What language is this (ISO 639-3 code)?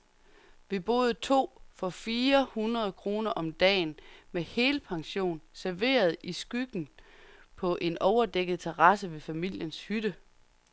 dan